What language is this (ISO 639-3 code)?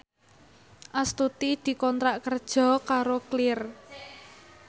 jav